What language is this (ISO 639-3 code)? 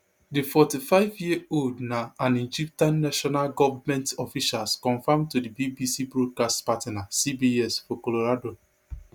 pcm